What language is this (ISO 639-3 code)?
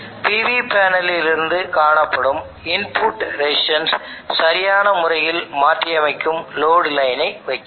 tam